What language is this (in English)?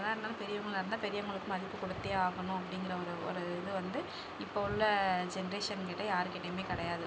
Tamil